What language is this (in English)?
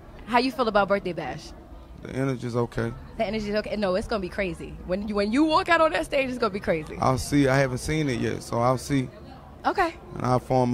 English